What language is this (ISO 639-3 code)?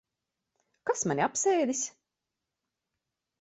lav